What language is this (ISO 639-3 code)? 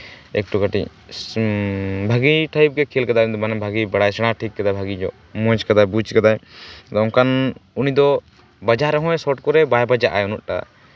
sat